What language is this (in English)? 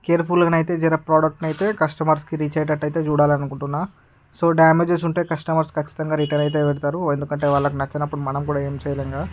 Telugu